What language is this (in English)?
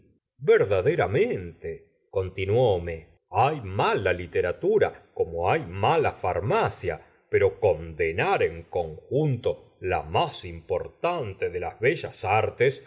Spanish